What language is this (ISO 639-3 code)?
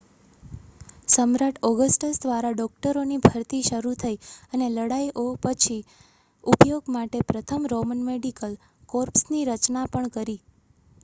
guj